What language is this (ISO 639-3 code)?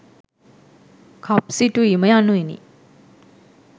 sin